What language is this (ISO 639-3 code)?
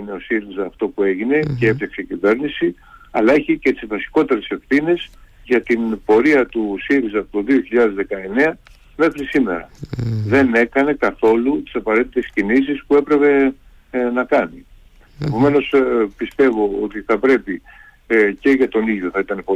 ell